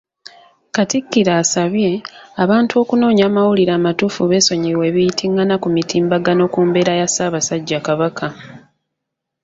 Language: Ganda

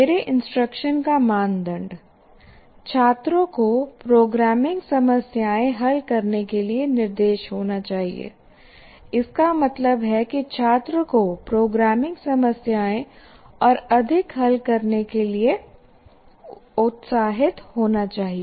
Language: Hindi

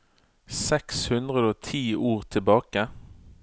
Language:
Norwegian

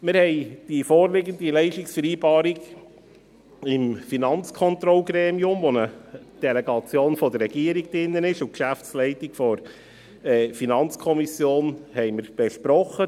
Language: Swiss German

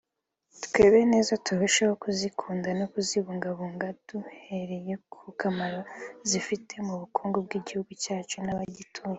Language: Kinyarwanda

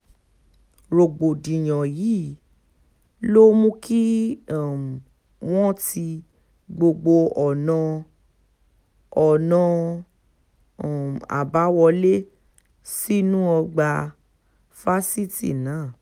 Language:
Yoruba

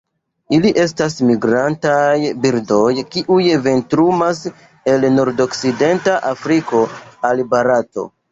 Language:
Esperanto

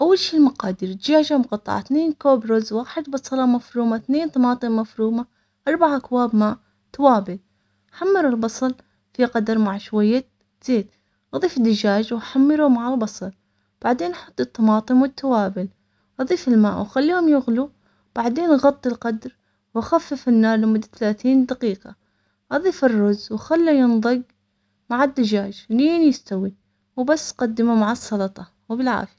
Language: Omani Arabic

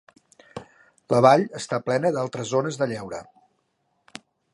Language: Catalan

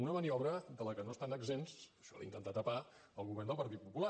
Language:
Catalan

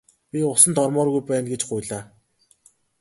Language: Mongolian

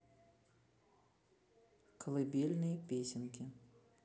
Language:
Russian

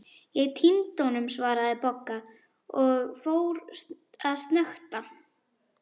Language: Icelandic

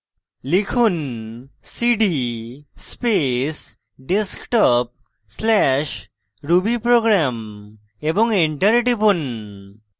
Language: Bangla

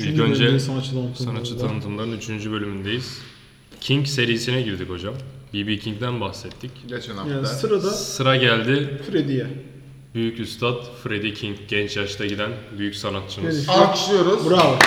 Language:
Turkish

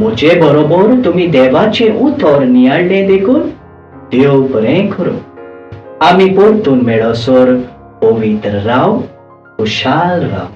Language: Romanian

